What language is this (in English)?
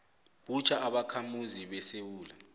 South Ndebele